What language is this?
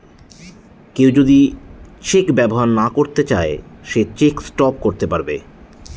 Bangla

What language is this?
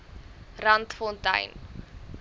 Afrikaans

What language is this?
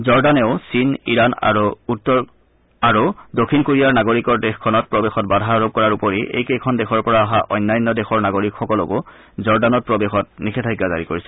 Assamese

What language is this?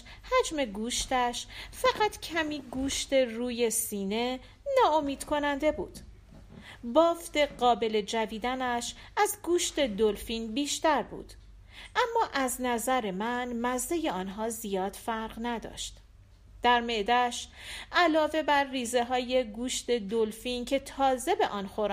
Persian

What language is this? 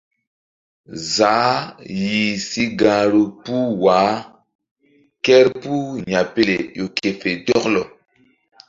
Mbum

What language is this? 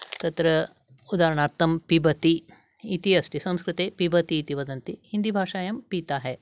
Sanskrit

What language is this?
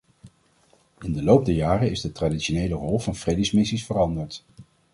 Dutch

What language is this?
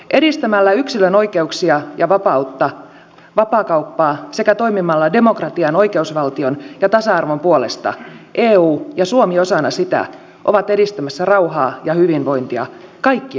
Finnish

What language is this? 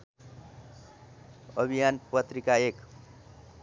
Nepali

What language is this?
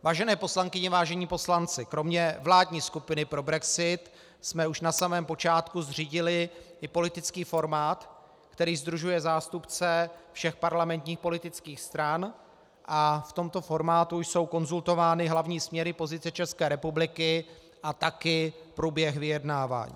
Czech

